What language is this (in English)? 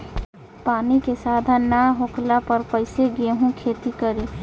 Bhojpuri